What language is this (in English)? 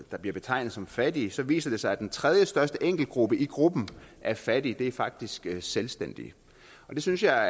Danish